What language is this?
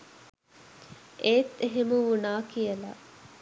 Sinhala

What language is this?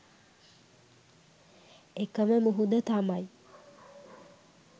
Sinhala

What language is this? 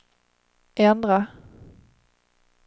Swedish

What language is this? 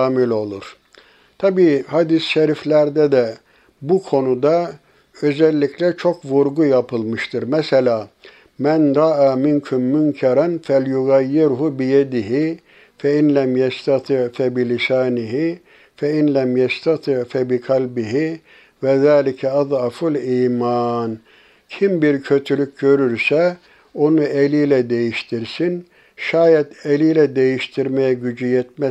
Turkish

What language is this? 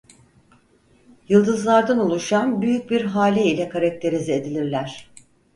Turkish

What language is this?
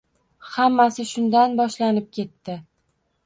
Uzbek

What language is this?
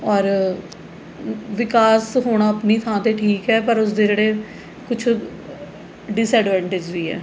Punjabi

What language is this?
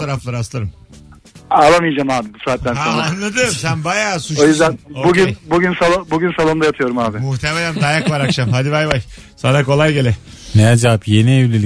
Turkish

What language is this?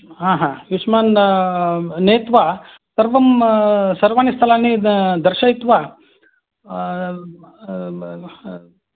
Sanskrit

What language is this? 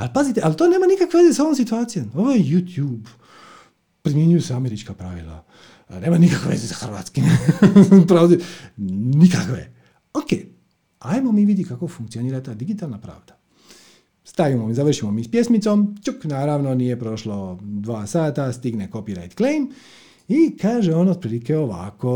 Croatian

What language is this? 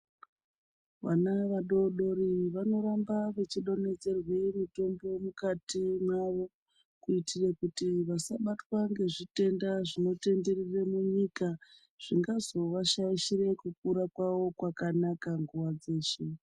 Ndau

